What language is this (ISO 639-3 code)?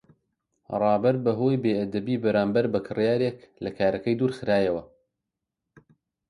ckb